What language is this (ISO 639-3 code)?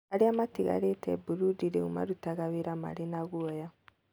kik